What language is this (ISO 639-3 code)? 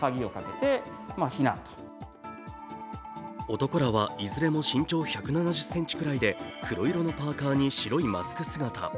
jpn